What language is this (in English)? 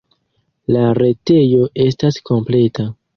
Esperanto